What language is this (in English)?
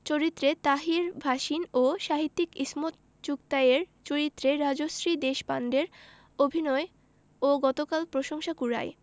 Bangla